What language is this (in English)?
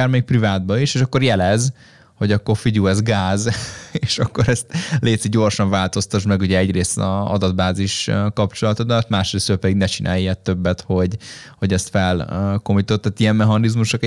Hungarian